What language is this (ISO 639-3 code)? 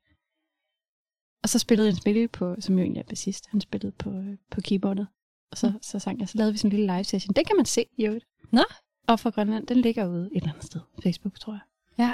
dan